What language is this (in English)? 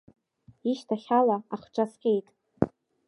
Abkhazian